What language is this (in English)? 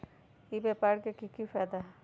Magahi